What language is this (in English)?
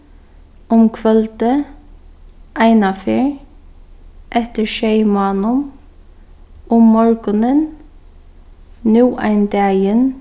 Faroese